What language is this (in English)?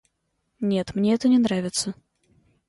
Russian